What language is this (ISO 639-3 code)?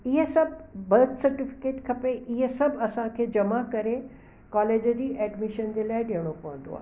snd